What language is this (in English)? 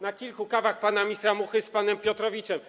Polish